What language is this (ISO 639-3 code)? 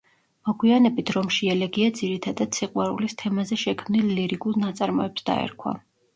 kat